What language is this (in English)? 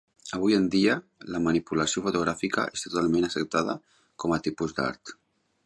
Catalan